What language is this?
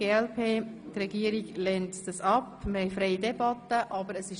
Swiss German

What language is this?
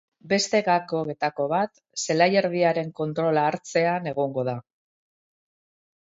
Basque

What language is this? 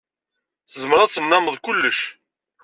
Kabyle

